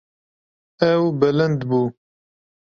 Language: Kurdish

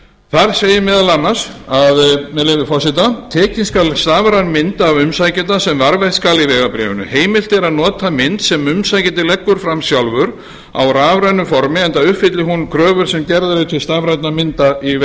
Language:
Icelandic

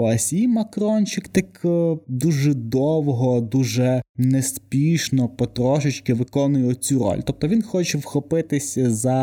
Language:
Ukrainian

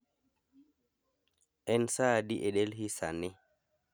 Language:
Luo (Kenya and Tanzania)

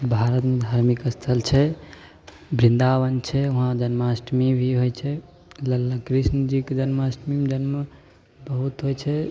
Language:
Maithili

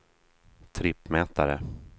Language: Swedish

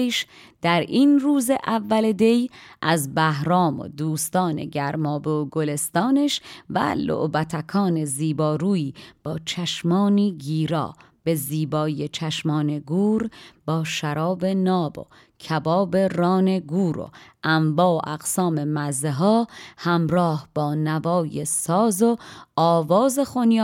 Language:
Persian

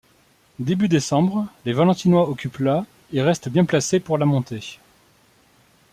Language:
French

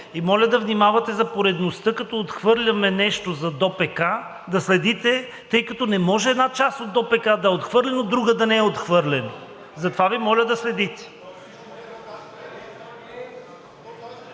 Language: Bulgarian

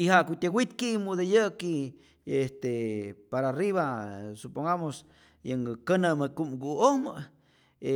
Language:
Rayón Zoque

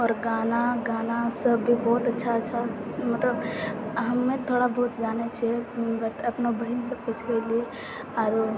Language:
Maithili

